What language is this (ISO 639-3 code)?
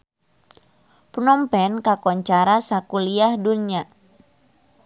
sun